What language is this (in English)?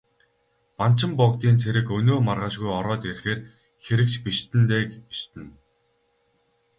Mongolian